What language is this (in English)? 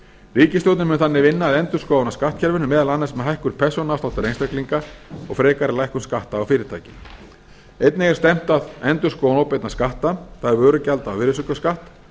Icelandic